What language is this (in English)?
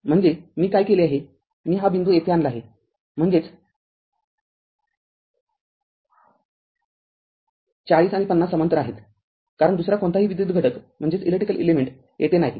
Marathi